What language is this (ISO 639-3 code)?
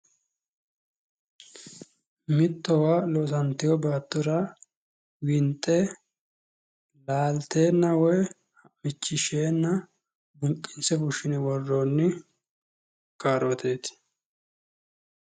sid